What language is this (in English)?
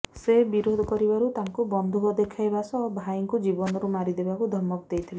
Odia